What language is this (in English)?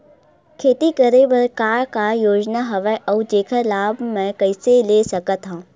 Chhattisgarhi